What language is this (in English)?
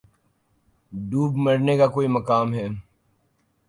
Urdu